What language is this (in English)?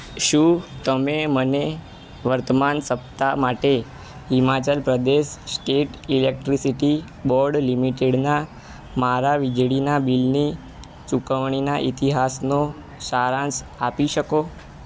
Gujarati